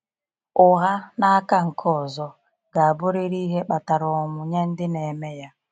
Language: Igbo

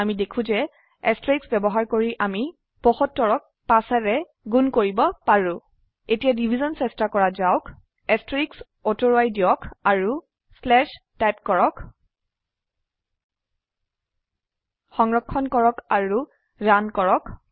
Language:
Assamese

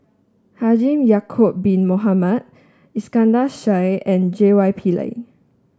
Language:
English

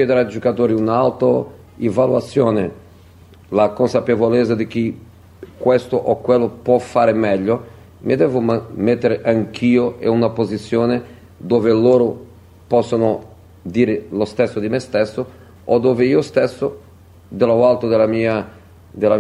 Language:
Italian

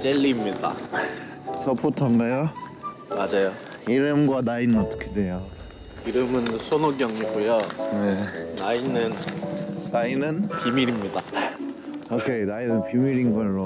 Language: Korean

